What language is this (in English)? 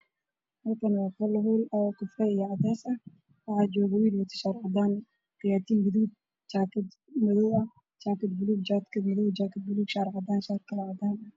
Somali